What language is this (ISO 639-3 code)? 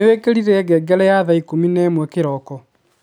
kik